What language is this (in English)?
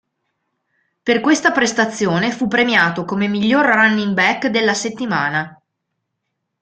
Italian